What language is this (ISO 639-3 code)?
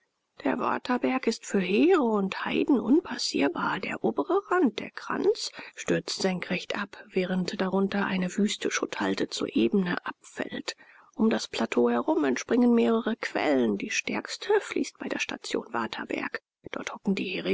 deu